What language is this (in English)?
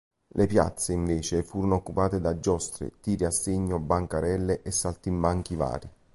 Italian